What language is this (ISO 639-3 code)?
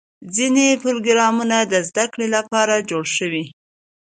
pus